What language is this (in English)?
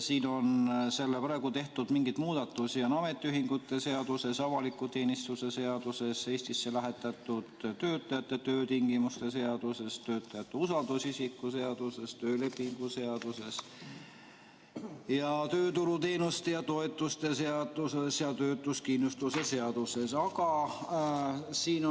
Estonian